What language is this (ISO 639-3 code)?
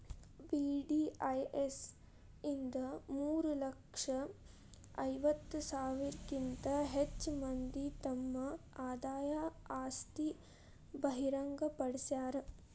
kan